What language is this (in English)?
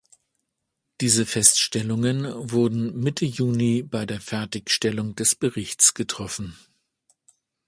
German